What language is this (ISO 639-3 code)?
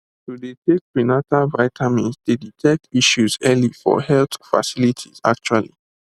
pcm